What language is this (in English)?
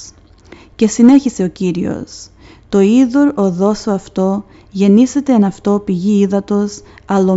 Greek